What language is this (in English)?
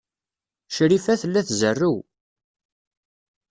Kabyle